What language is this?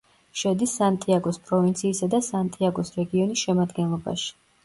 Georgian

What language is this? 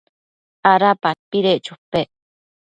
Matsés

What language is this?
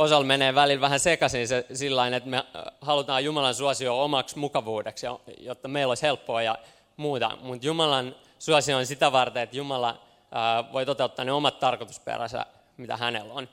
Finnish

